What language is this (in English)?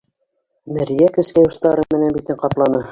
Bashkir